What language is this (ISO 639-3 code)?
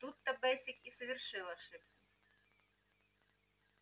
rus